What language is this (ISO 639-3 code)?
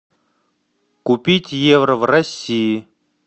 rus